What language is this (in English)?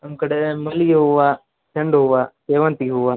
Kannada